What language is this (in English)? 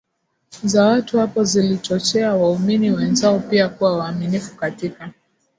Swahili